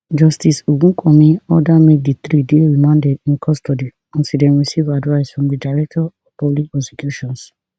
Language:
Nigerian Pidgin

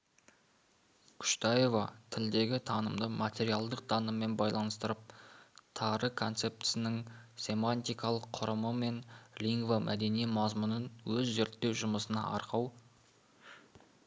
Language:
Kazakh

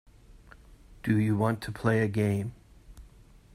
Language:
English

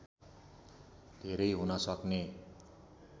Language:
Nepali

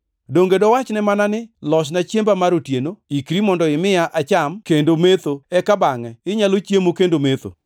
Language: Luo (Kenya and Tanzania)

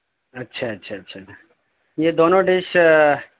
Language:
Urdu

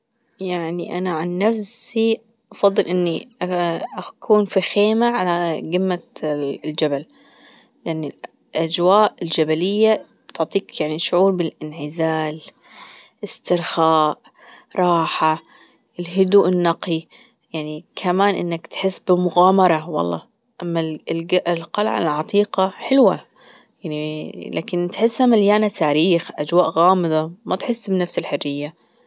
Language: Gulf Arabic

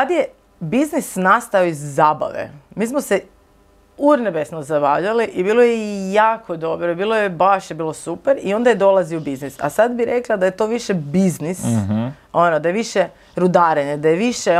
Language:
Croatian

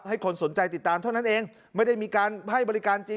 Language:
Thai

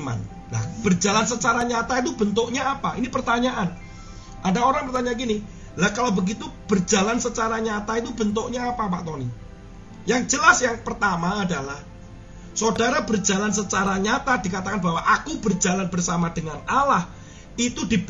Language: Indonesian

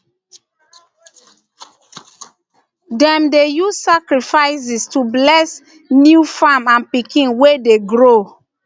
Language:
Nigerian Pidgin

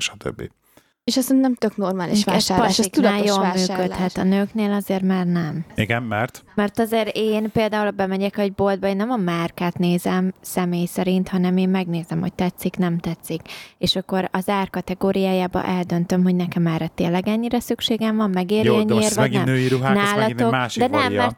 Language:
Hungarian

